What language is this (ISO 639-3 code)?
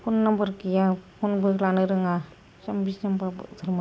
brx